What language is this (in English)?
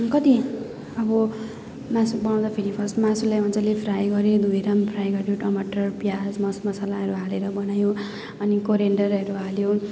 Nepali